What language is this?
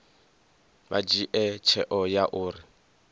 Venda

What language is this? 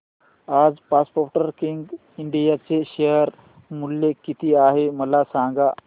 Marathi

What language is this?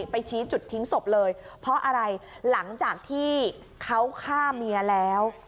Thai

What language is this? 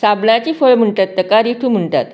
Konkani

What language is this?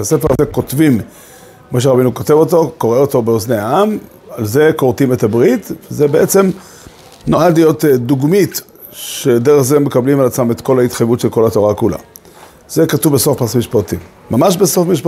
Hebrew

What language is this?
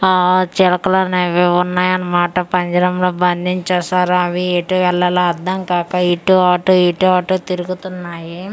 Telugu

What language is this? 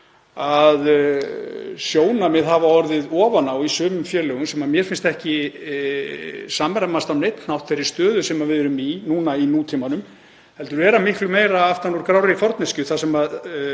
Icelandic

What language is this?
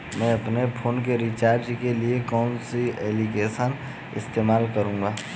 Hindi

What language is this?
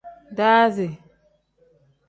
Tem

